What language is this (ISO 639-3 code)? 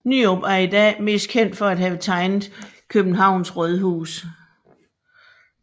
dan